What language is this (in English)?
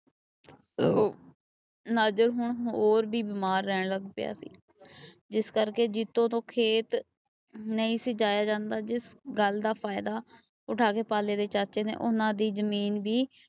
Punjabi